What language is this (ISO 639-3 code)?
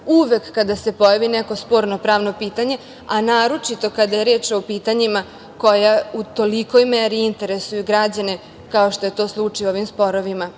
srp